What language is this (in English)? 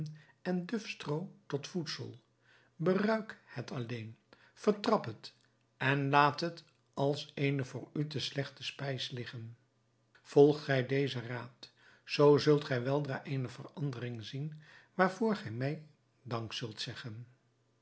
Dutch